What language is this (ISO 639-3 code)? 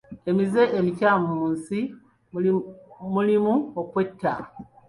lug